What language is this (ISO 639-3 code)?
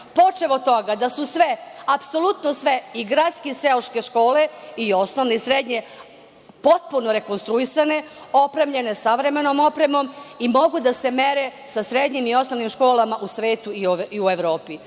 srp